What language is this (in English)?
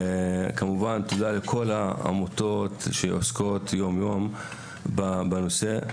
Hebrew